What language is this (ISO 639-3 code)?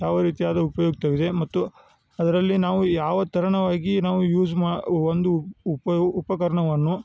kan